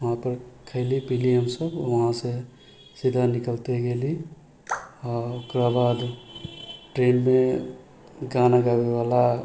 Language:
Maithili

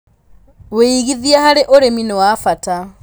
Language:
Kikuyu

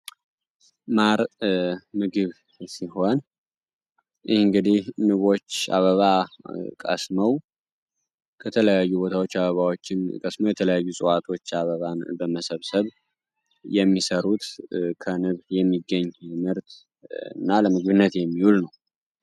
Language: Amharic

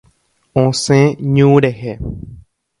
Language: Guarani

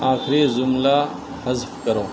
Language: Urdu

